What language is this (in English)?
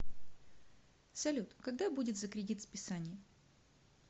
Russian